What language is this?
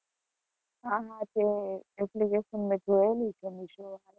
Gujarati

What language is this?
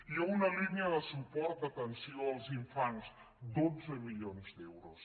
Catalan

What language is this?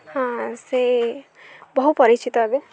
Odia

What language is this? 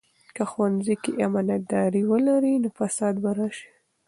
Pashto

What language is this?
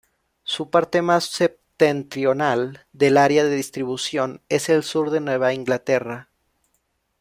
Spanish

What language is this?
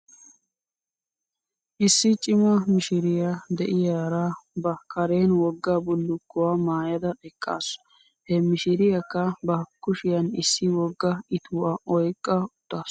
Wolaytta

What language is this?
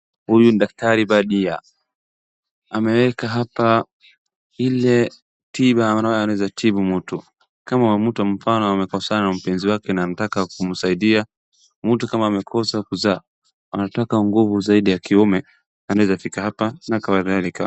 Swahili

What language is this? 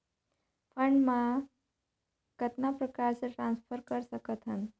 Chhattisgarhi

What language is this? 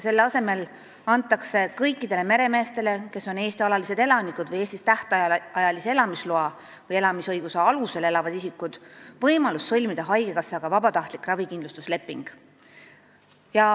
Estonian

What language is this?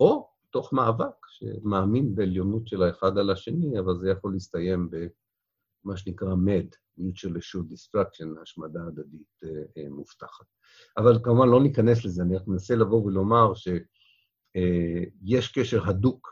Hebrew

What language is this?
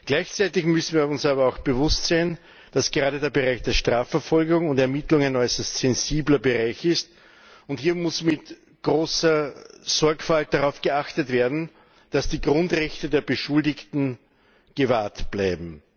German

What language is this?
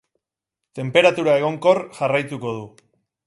Basque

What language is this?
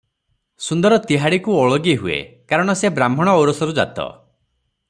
Odia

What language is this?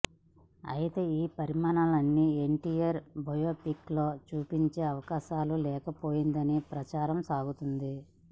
Telugu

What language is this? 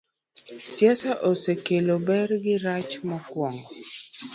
Luo (Kenya and Tanzania)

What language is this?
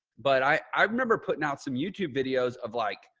English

